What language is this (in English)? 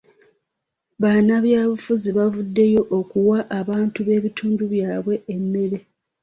Ganda